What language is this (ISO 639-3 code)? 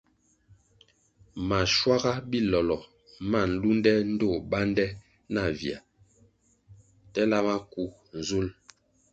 nmg